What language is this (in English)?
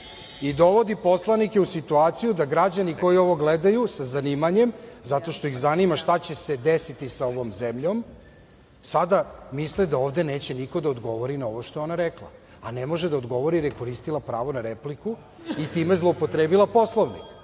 Serbian